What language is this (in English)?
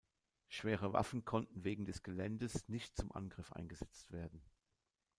German